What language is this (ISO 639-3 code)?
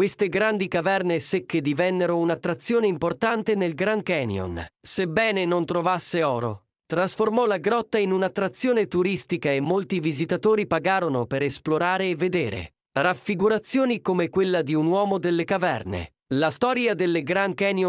ita